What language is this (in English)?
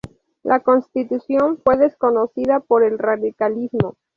Spanish